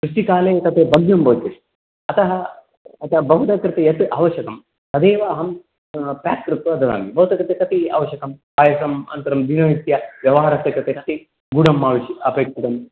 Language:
Sanskrit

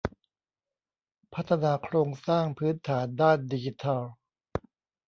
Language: Thai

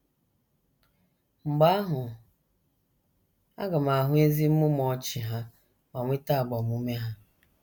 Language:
Igbo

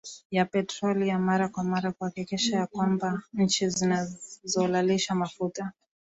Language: Swahili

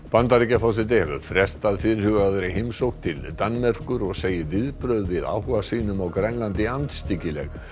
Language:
Icelandic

